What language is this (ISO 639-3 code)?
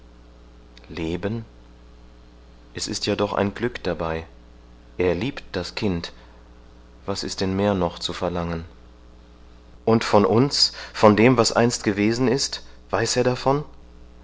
deu